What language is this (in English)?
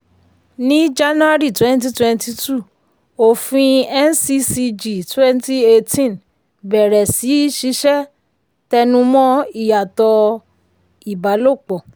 Yoruba